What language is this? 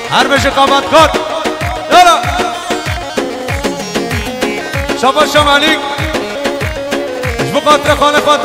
Arabic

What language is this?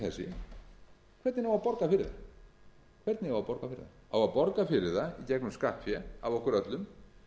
Icelandic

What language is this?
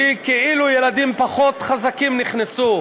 Hebrew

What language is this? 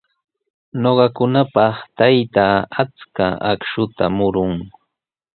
Sihuas Ancash Quechua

